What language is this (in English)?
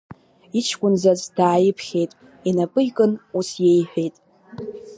Abkhazian